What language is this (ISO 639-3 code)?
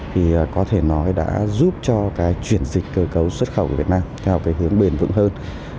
vie